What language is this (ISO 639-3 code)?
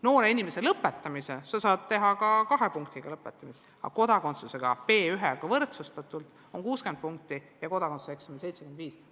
est